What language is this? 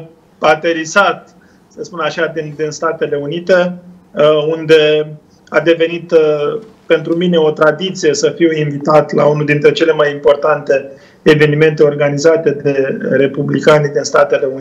Romanian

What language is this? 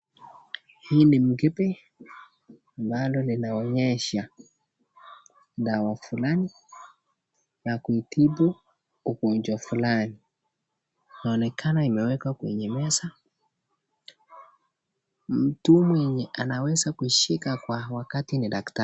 Swahili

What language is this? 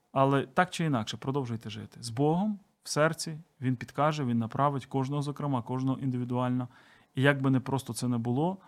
Ukrainian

